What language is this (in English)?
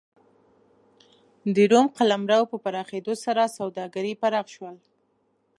Pashto